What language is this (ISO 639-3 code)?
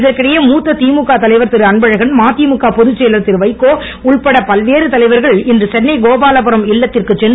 tam